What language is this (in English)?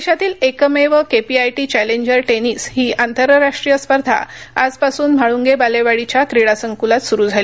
Marathi